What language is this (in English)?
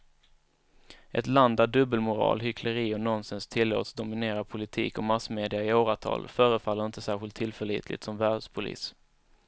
Swedish